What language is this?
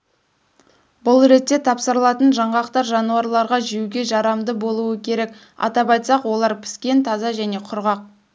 Kazakh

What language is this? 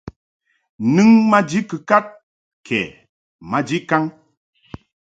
Mungaka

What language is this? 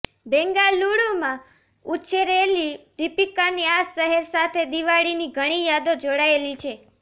Gujarati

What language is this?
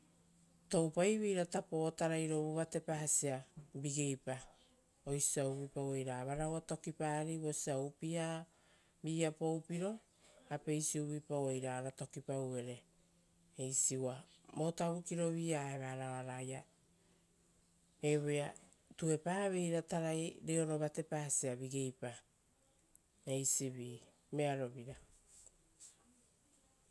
Rotokas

